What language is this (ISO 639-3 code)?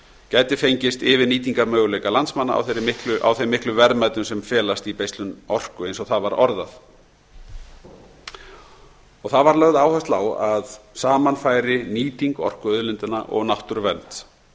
isl